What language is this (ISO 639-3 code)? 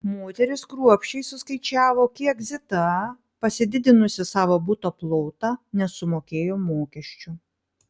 lit